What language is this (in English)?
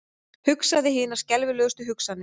Icelandic